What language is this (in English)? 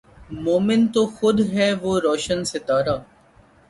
Urdu